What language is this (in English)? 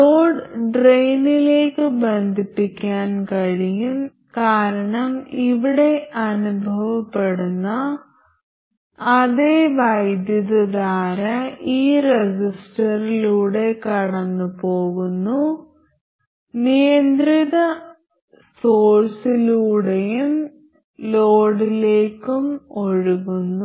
Malayalam